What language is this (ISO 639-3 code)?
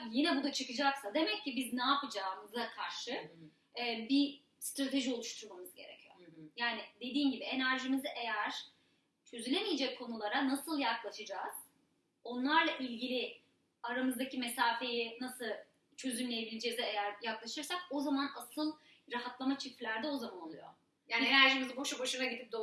tur